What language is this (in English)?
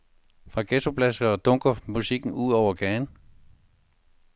Danish